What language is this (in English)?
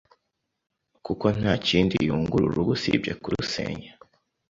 Kinyarwanda